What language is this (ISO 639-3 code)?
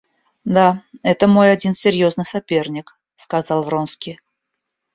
rus